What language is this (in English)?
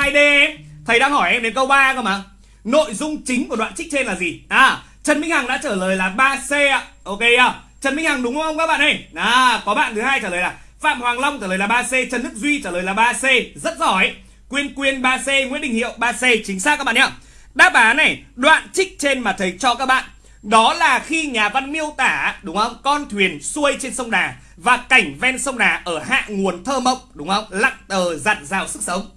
Vietnamese